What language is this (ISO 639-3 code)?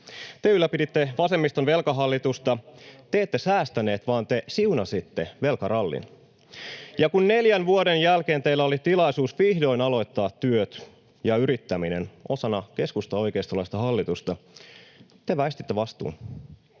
fin